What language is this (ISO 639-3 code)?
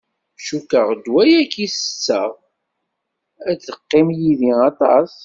kab